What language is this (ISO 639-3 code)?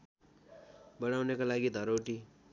nep